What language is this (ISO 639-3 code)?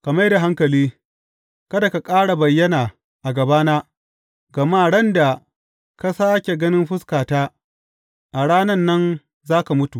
hau